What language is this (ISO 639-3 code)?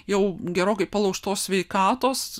lit